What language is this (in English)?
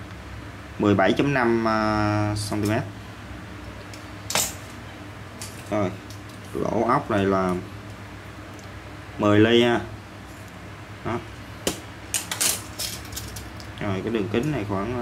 Vietnamese